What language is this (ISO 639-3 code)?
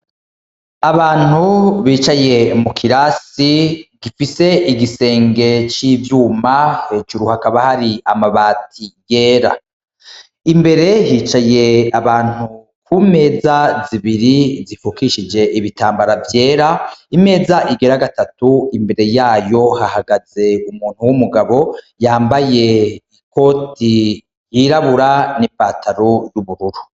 run